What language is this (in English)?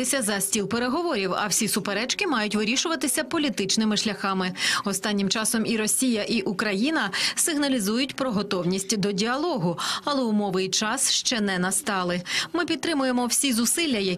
Ukrainian